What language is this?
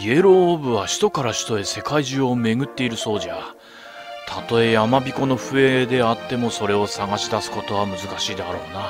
Japanese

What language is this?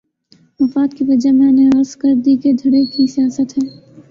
Urdu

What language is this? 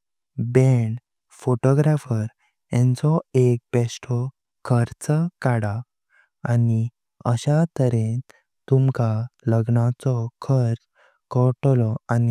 Konkani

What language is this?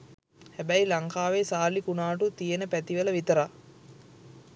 Sinhala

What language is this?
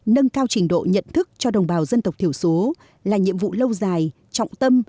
Vietnamese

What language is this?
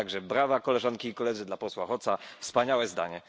Polish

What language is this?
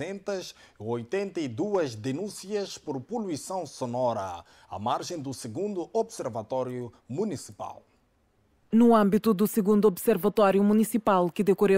Portuguese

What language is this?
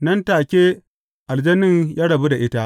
Hausa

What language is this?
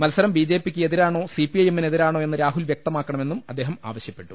Malayalam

